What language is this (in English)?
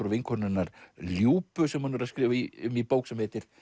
Icelandic